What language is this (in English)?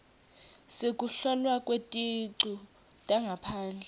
Swati